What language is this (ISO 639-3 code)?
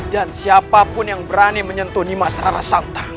ind